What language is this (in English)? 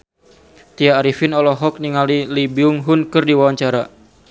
Sundanese